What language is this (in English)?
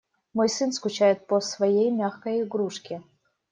Russian